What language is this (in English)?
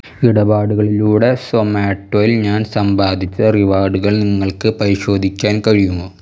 Malayalam